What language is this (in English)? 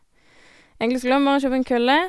Norwegian